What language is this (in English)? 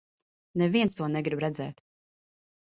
Latvian